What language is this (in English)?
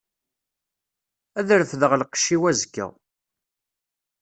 Kabyle